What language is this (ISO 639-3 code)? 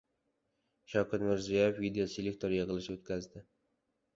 uzb